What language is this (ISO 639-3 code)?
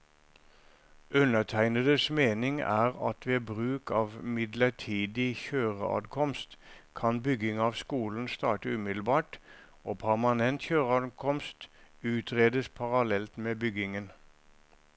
nor